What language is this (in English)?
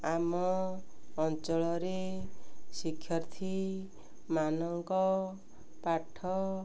Odia